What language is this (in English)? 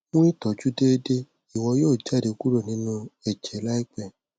Yoruba